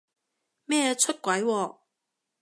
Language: Cantonese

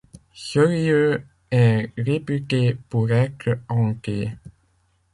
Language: French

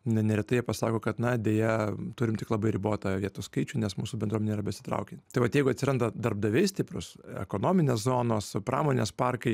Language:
Lithuanian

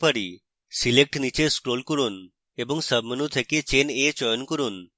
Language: Bangla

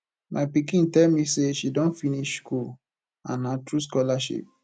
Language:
Nigerian Pidgin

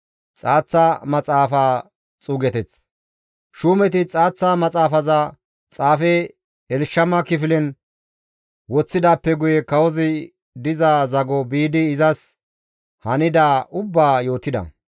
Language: Gamo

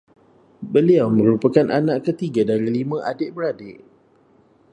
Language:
Malay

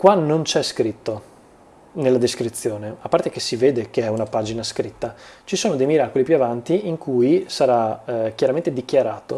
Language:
Italian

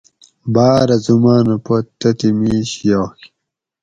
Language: Gawri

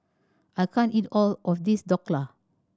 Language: English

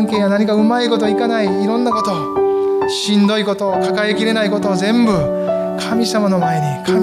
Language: Japanese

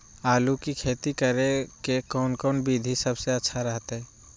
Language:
Magahi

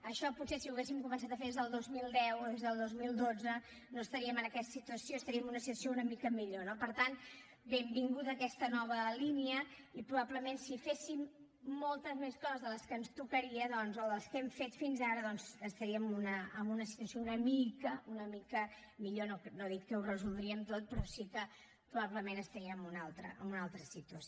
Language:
Catalan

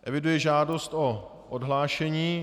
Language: Czech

